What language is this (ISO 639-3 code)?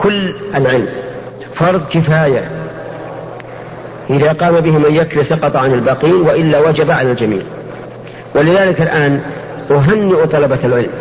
ara